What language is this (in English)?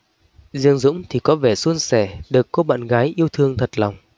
Vietnamese